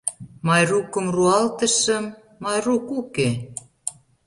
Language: Mari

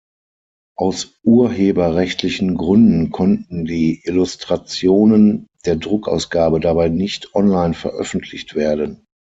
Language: German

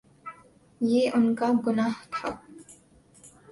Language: Urdu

